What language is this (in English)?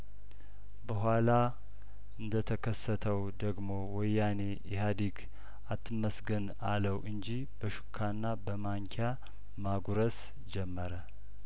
Amharic